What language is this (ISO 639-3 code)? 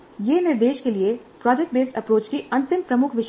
hin